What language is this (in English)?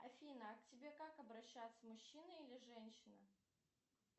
Russian